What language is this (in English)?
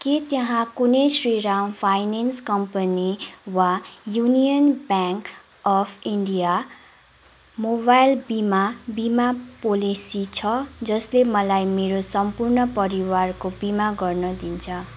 Nepali